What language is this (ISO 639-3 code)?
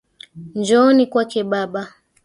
swa